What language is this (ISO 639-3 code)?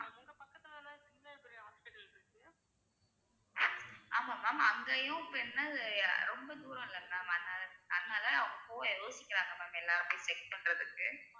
tam